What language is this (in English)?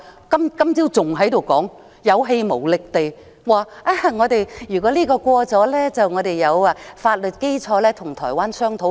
Cantonese